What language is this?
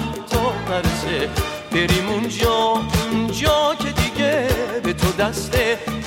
Persian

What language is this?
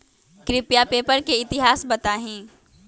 Magahi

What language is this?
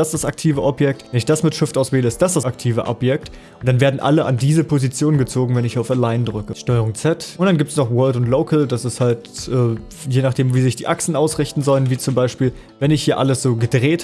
German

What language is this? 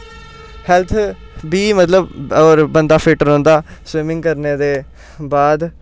Dogri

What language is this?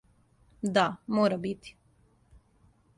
Serbian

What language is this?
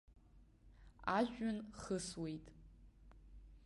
Abkhazian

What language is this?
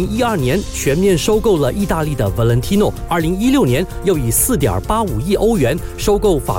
Chinese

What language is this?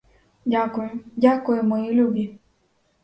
Ukrainian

